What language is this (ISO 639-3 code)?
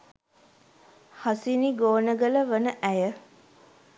sin